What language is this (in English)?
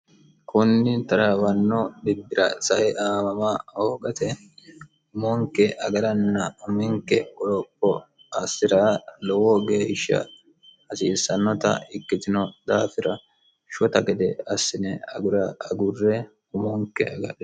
Sidamo